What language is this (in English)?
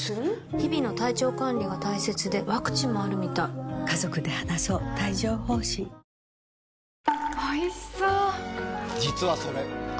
Japanese